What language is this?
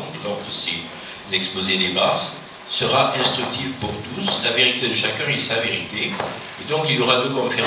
French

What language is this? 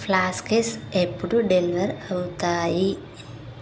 Telugu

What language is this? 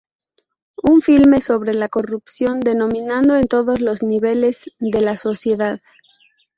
Spanish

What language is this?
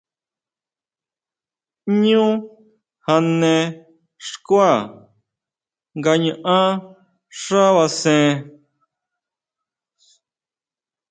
Huautla Mazatec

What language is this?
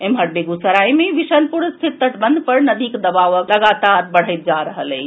Maithili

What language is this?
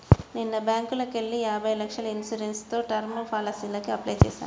Telugu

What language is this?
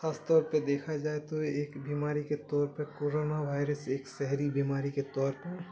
Urdu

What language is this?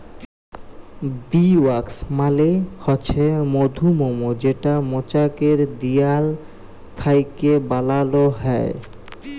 Bangla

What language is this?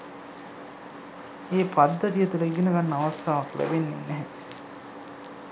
Sinhala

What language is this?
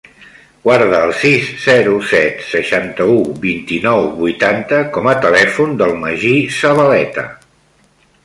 Catalan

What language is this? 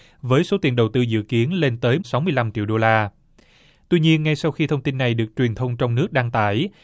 Vietnamese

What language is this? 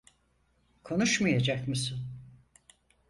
Turkish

